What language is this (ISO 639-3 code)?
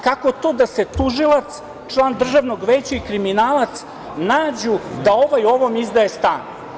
srp